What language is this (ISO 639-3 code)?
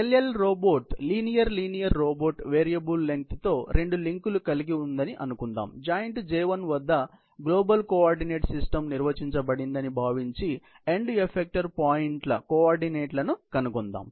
tel